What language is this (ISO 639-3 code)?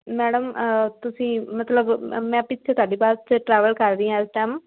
pan